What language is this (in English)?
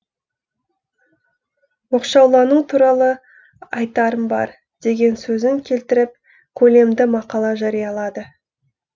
Kazakh